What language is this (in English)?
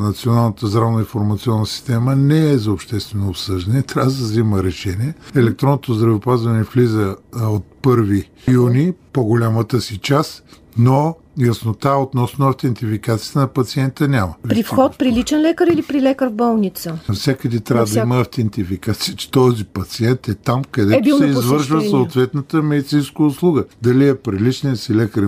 Bulgarian